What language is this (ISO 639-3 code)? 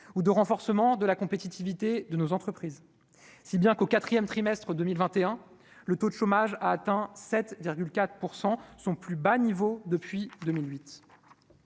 fra